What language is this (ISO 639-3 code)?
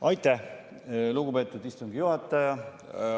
est